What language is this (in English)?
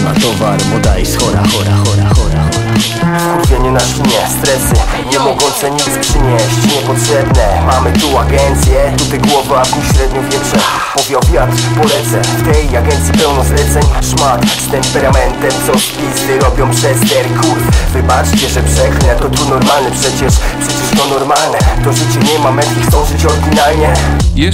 Polish